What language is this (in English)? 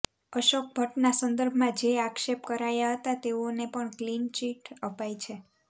Gujarati